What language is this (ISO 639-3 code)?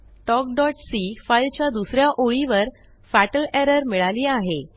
mar